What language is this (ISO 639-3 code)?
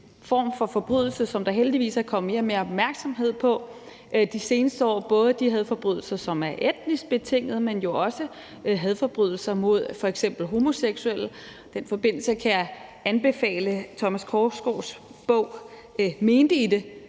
dan